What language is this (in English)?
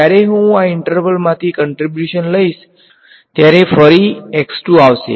Gujarati